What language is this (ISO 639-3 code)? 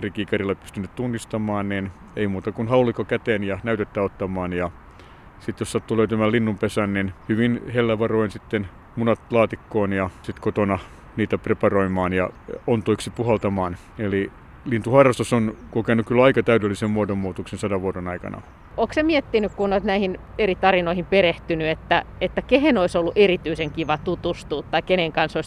fin